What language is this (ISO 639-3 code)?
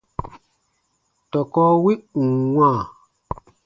bba